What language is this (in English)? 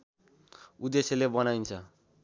Nepali